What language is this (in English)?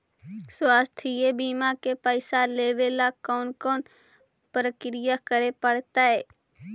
Magahi